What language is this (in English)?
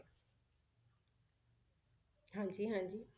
Punjabi